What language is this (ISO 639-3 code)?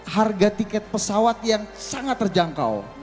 ind